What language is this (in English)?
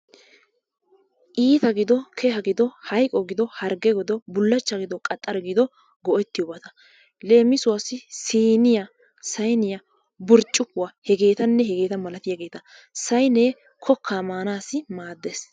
Wolaytta